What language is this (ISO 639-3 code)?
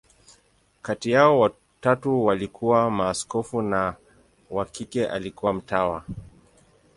swa